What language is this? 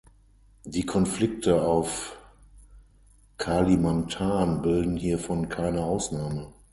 German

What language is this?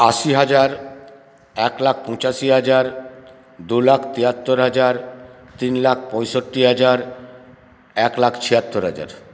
Bangla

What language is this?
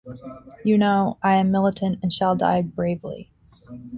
English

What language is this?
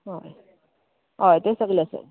Konkani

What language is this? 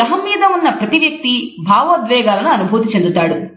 Telugu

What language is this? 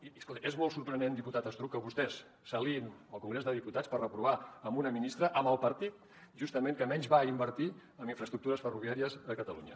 Catalan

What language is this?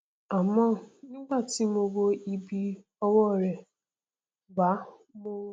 Yoruba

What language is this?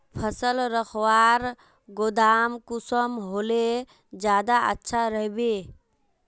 Magahi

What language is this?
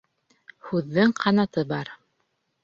Bashkir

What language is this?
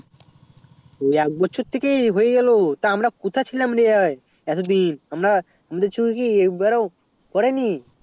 Bangla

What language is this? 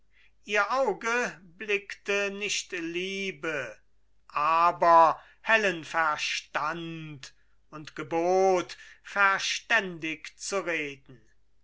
German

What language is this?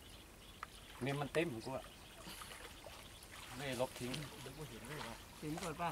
Thai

